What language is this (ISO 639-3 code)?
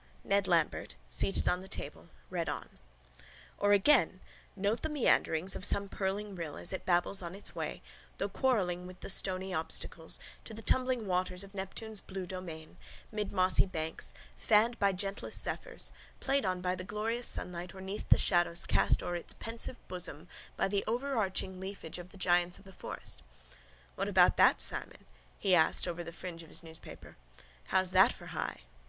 eng